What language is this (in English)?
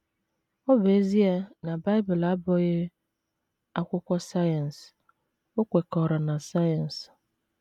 Igbo